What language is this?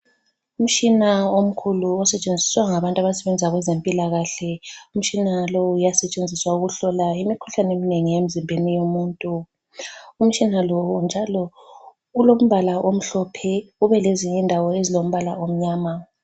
North Ndebele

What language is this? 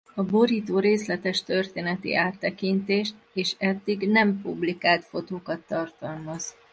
Hungarian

